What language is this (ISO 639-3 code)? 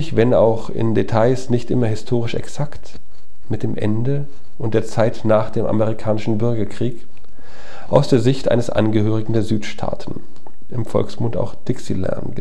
deu